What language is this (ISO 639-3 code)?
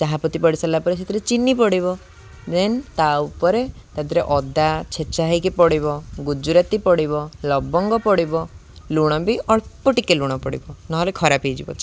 ori